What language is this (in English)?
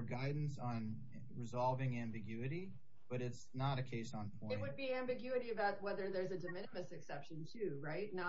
English